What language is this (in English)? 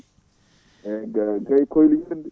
Fula